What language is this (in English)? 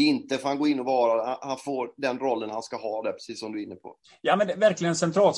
Swedish